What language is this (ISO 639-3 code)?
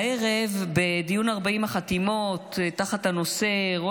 heb